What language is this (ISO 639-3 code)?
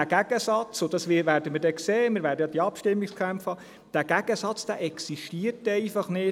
gsw